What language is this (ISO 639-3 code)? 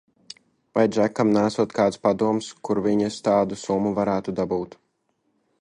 lav